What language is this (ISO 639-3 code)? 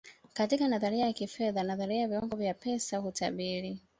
swa